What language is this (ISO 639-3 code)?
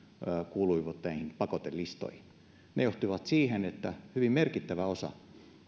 fin